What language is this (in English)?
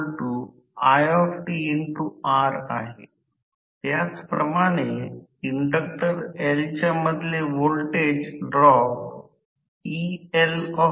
Marathi